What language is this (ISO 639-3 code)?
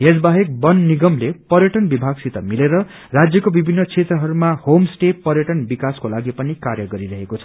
nep